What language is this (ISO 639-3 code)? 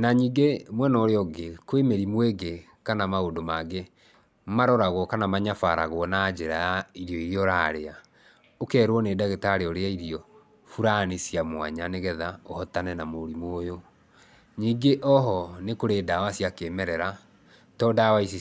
kik